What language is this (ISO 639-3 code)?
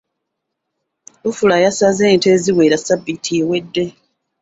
lug